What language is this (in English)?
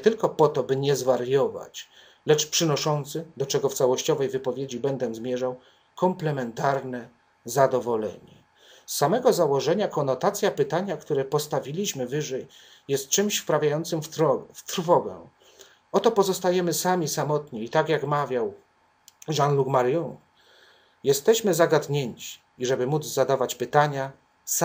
Polish